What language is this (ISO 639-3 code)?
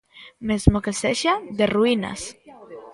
glg